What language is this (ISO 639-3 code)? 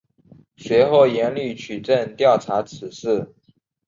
zho